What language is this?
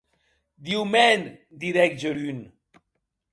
Occitan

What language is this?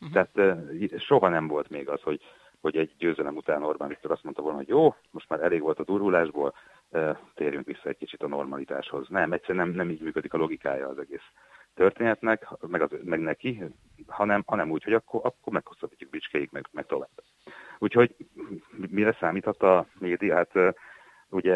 Hungarian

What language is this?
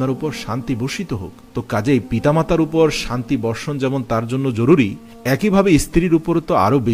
Arabic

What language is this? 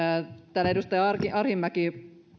Finnish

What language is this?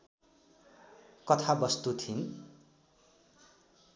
Nepali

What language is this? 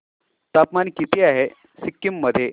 Marathi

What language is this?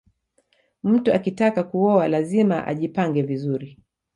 Swahili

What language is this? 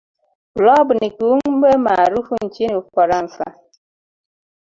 Swahili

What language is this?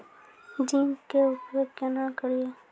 Maithili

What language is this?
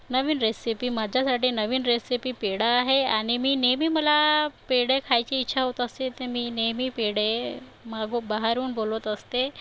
Marathi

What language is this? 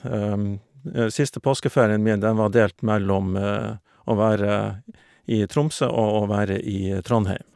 Norwegian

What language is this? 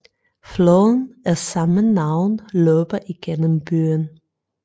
Danish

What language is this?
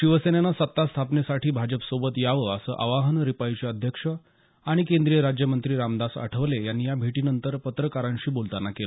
Marathi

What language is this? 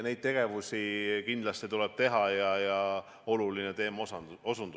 Estonian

